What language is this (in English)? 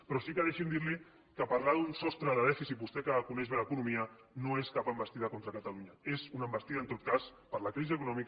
Catalan